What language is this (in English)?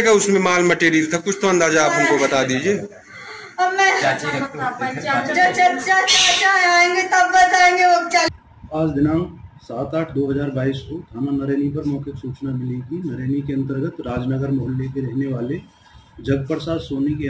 Hindi